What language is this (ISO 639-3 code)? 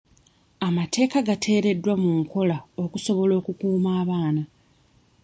lug